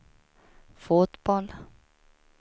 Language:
Swedish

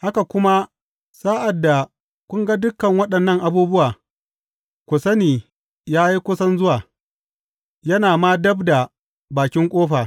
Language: Hausa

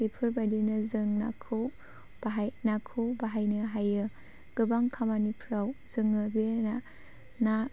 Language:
Bodo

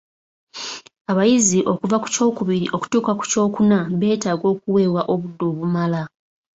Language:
Ganda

